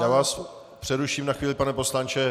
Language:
Czech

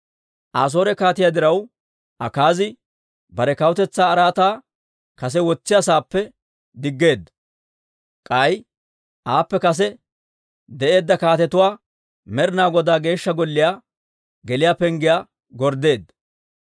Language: Dawro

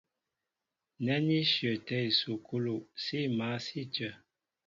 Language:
Mbo (Cameroon)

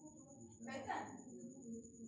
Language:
Maithili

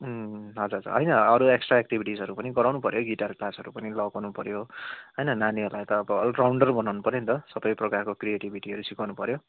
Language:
Nepali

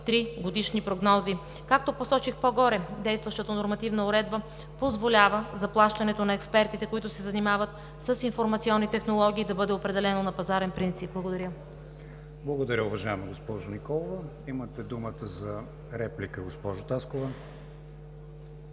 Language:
Bulgarian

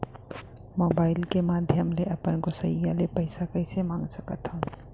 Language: Chhattisgarhi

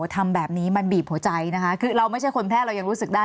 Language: Thai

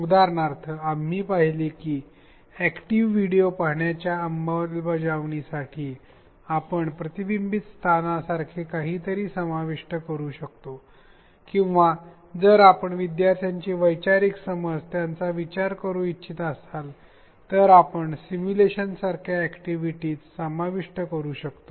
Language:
Marathi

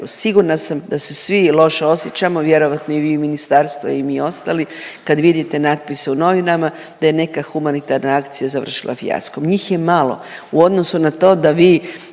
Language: Croatian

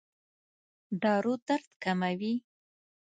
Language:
Pashto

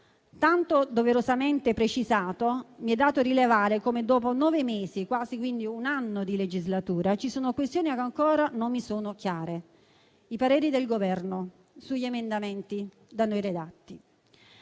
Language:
Italian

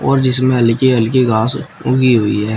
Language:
Hindi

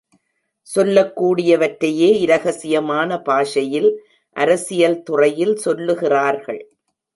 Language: Tamil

